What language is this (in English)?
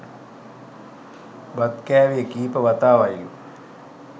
Sinhala